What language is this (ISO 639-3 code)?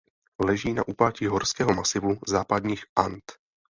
ces